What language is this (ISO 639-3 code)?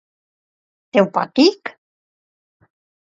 lav